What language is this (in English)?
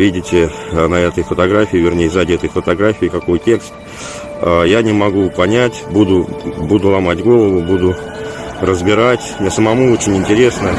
Russian